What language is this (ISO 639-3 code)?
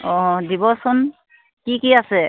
asm